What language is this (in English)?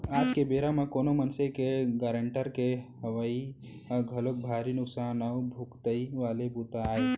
Chhattisgarhi